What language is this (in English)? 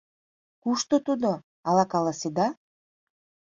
Mari